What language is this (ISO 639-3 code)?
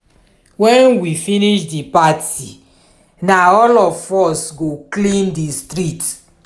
pcm